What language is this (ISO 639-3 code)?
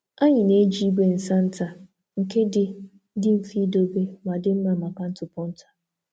ibo